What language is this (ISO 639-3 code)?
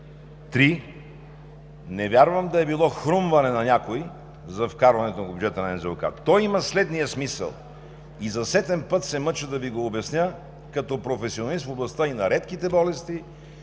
bul